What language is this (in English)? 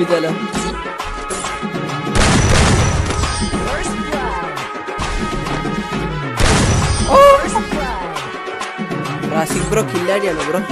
Italian